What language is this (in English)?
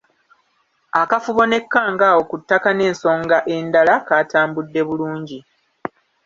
Ganda